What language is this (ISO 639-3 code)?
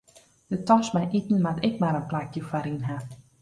fry